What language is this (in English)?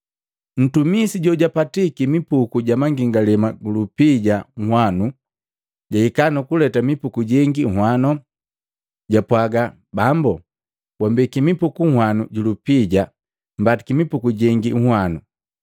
Matengo